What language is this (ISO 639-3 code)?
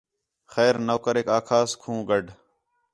xhe